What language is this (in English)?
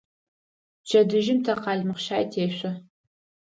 Adyghe